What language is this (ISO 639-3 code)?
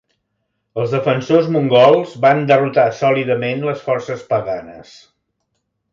cat